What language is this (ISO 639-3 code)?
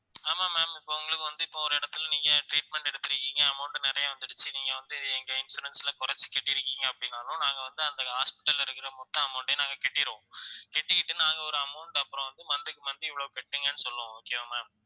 tam